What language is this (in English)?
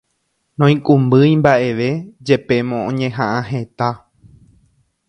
Guarani